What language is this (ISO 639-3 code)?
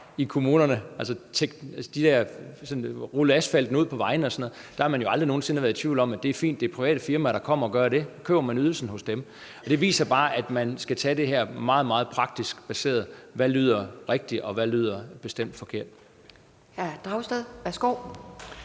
dan